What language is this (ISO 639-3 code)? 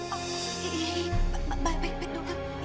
ind